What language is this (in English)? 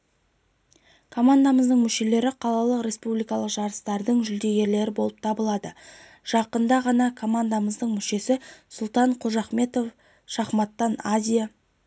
Kazakh